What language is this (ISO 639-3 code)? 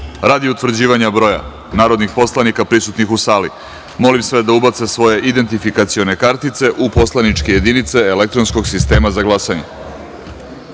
srp